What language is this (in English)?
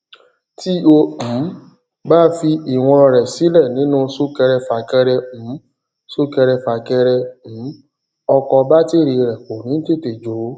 Yoruba